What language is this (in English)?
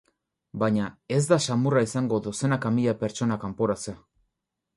Basque